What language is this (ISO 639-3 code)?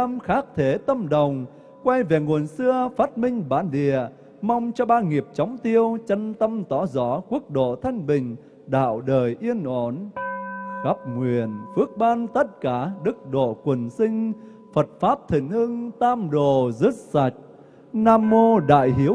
vie